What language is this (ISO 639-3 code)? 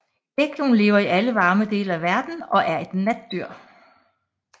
dan